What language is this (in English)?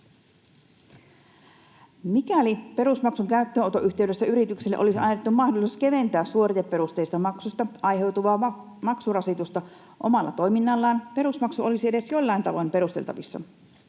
Finnish